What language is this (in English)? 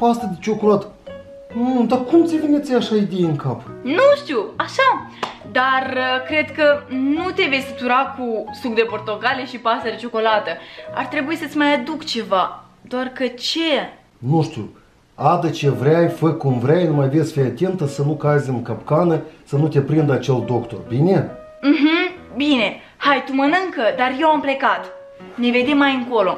Romanian